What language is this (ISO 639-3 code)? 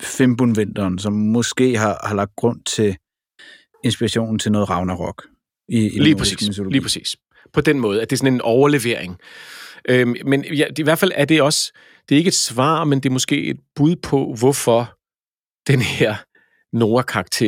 dan